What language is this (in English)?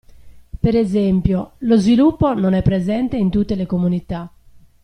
Italian